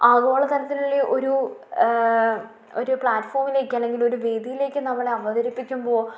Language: Malayalam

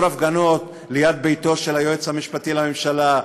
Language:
Hebrew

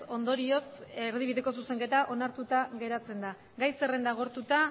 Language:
Basque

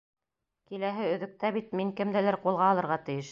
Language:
Bashkir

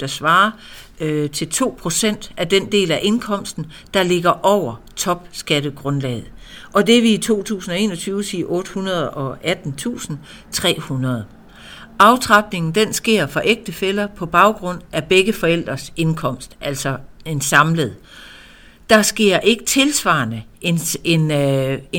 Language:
Danish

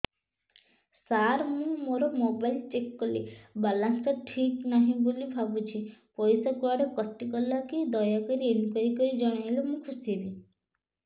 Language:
Odia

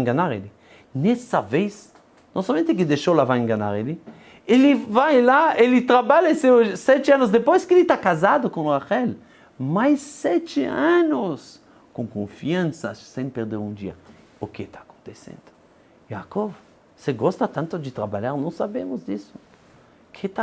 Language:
Portuguese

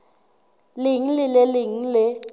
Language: Southern Sotho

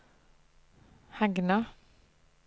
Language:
Norwegian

